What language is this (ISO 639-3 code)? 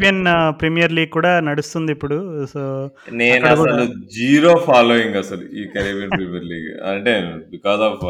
tel